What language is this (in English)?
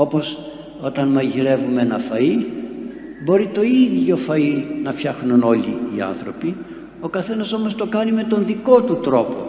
Greek